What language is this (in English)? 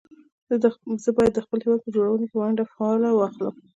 Pashto